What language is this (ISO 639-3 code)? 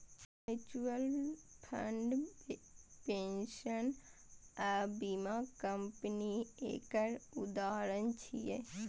mai